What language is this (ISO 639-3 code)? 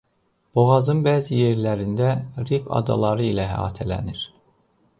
aze